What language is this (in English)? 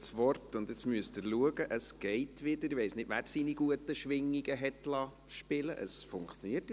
Swiss German